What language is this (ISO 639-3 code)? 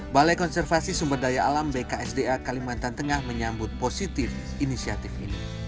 ind